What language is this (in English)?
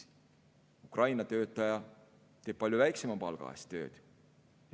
Estonian